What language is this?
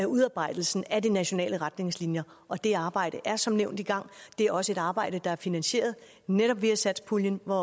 Danish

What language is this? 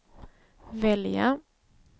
Swedish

